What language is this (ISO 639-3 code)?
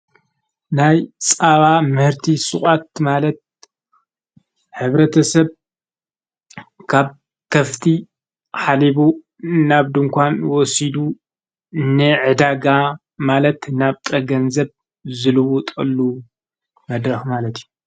tir